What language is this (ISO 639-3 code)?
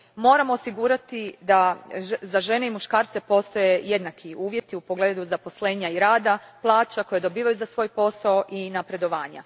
hrv